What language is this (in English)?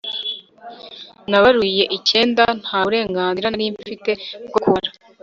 Kinyarwanda